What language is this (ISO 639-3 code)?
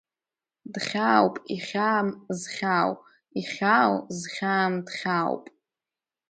abk